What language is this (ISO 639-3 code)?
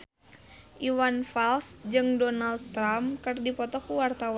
sun